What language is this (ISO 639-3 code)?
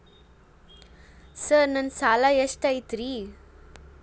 kan